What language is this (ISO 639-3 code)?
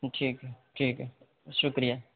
urd